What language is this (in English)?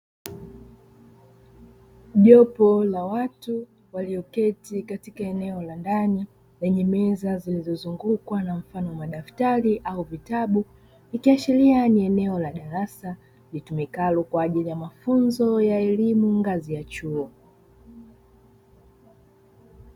Swahili